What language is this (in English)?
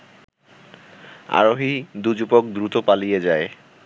Bangla